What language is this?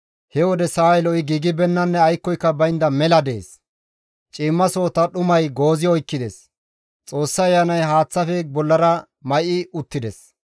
Gamo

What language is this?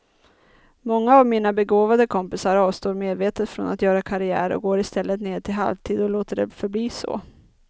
Swedish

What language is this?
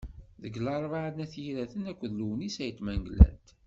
Kabyle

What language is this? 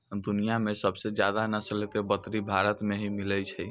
Maithili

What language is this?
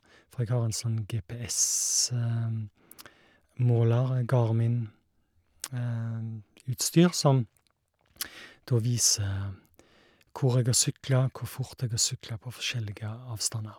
Norwegian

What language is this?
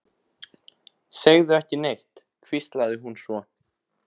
Icelandic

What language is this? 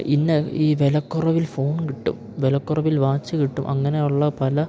Malayalam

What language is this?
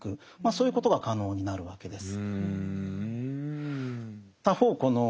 Japanese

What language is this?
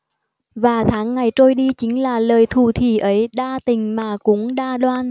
Vietnamese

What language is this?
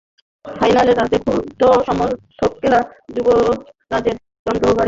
Bangla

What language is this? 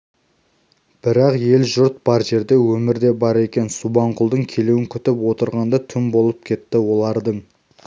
Kazakh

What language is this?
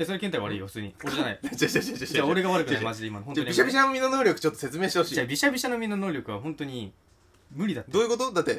Japanese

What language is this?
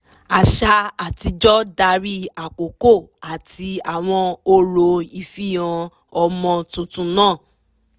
Yoruba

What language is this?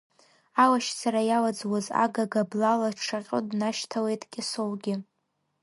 Abkhazian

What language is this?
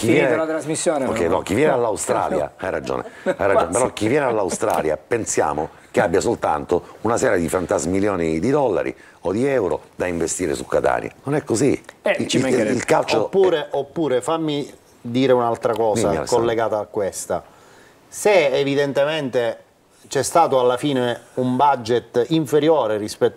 Italian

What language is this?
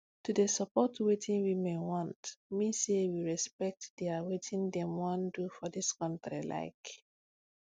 Nigerian Pidgin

